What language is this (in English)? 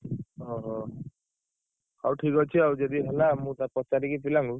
Odia